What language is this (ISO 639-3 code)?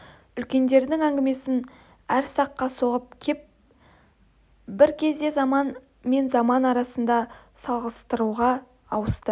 kaz